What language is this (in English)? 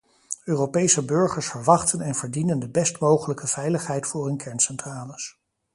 Dutch